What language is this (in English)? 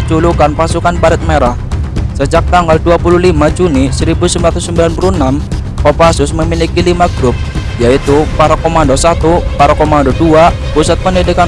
Indonesian